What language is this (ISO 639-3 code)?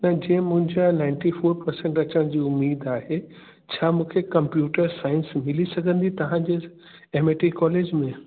snd